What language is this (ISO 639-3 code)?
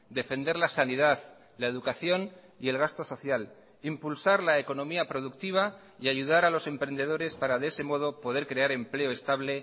spa